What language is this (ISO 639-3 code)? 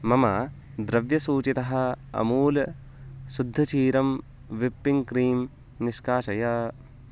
san